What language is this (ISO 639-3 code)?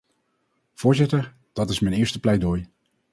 nld